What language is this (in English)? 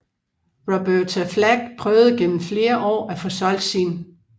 Danish